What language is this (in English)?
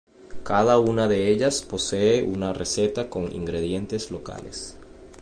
Spanish